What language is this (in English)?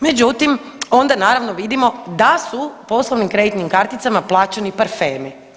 Croatian